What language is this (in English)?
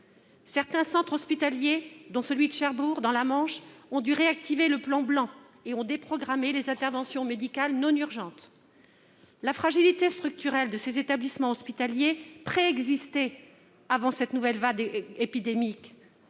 French